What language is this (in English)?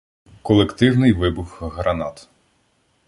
Ukrainian